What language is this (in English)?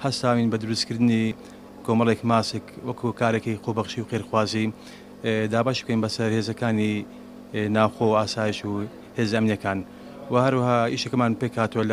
Dutch